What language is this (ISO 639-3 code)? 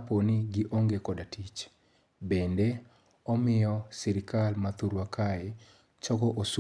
luo